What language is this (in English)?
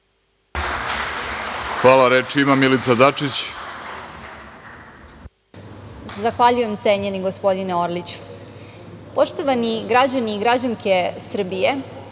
Serbian